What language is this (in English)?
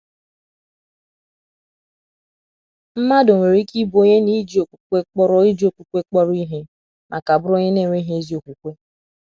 Igbo